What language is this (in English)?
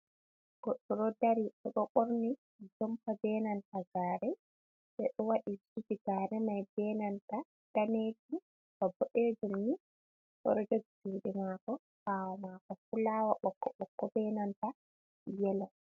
Fula